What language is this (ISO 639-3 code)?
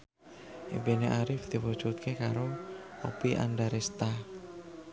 jav